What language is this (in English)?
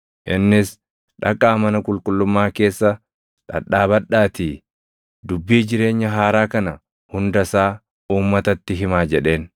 Oromo